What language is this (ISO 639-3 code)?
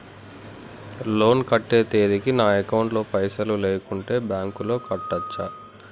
tel